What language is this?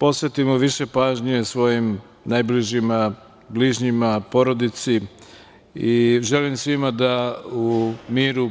Serbian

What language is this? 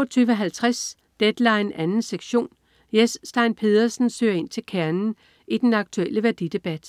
Danish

